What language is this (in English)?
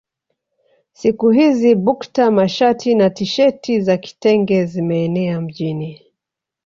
Swahili